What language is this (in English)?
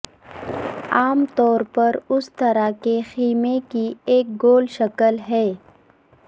Urdu